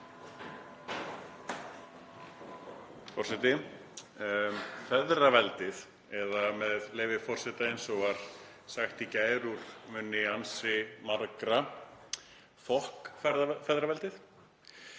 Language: Icelandic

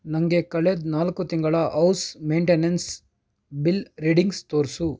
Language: Kannada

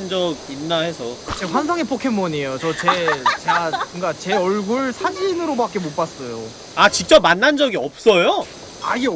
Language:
Korean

